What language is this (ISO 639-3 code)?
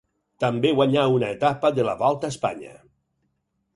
cat